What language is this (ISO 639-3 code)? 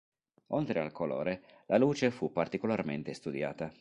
ita